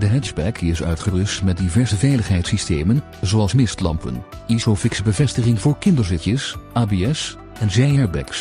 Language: Dutch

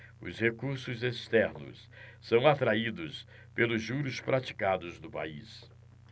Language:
Portuguese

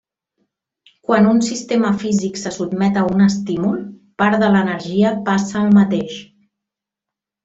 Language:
Catalan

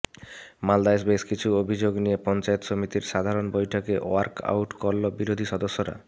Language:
Bangla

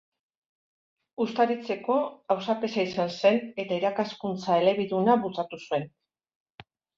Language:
Basque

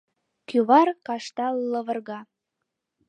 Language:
Mari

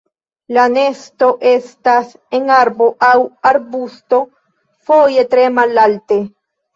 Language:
Esperanto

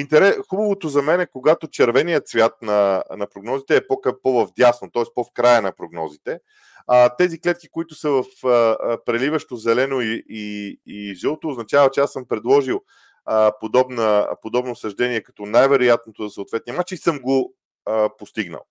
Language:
Bulgarian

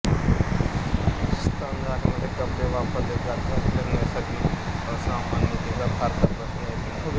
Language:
Marathi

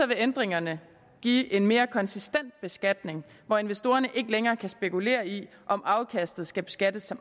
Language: Danish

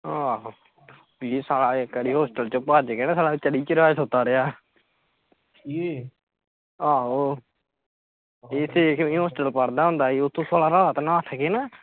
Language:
Punjabi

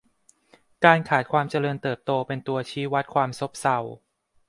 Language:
Thai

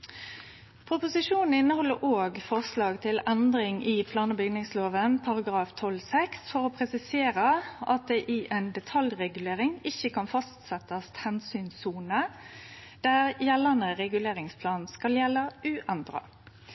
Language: Norwegian Nynorsk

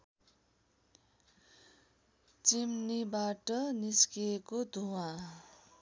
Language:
Nepali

